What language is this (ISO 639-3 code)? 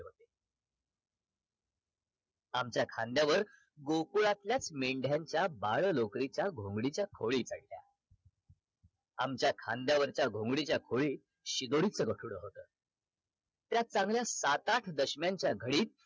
mar